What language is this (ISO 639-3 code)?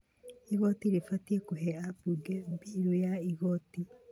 kik